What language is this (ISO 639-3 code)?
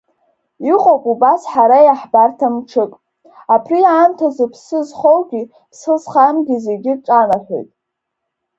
abk